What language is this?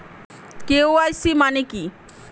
Bangla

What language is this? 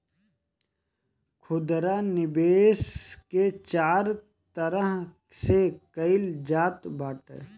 Bhojpuri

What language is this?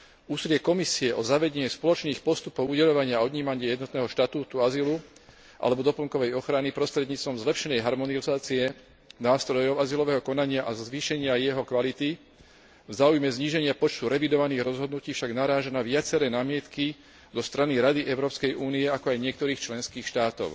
Slovak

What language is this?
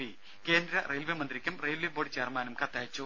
Malayalam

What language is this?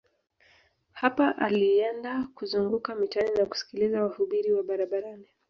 Swahili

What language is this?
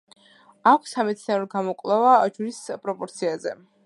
Georgian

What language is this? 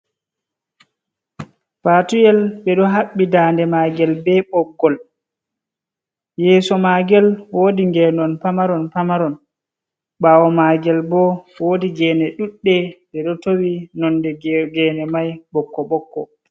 Fula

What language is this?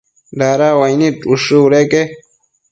Matsés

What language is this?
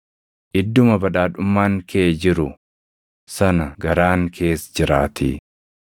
Oromo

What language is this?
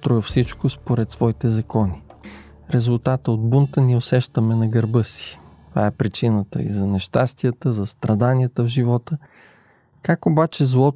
Bulgarian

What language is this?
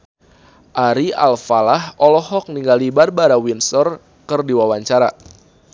Sundanese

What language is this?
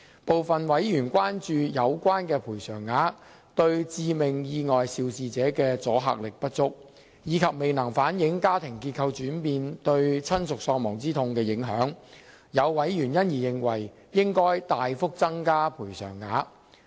Cantonese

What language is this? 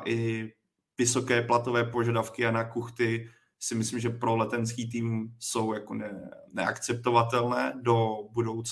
Czech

